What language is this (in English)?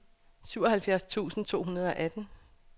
Danish